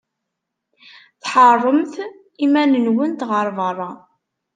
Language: Kabyle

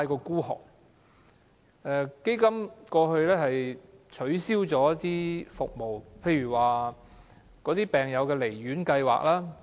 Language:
Cantonese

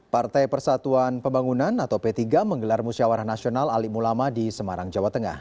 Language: Indonesian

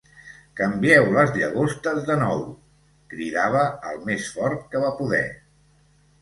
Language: Catalan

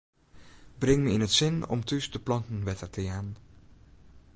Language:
Western Frisian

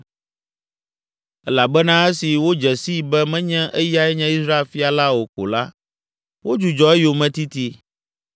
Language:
Ewe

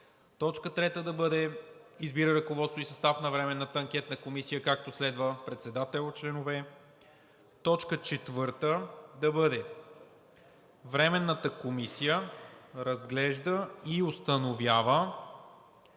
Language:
Bulgarian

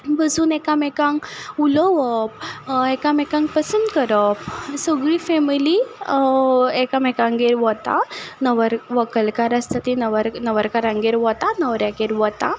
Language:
Konkani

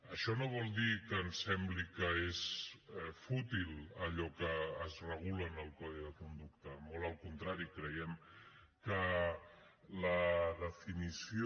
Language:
Catalan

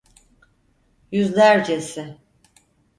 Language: Turkish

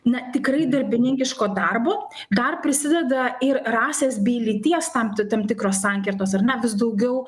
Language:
Lithuanian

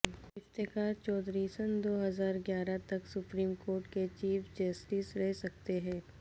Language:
Urdu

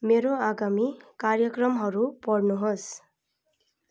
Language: Nepali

